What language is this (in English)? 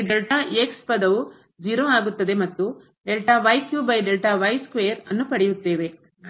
Kannada